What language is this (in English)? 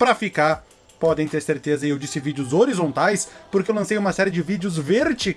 Portuguese